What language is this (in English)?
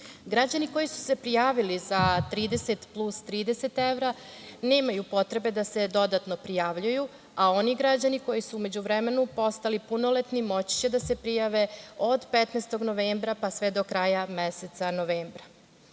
Serbian